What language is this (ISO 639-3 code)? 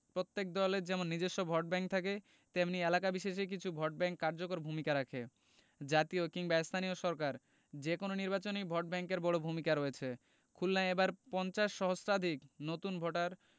ben